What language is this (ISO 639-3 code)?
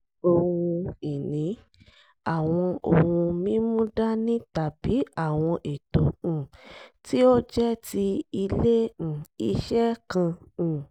yor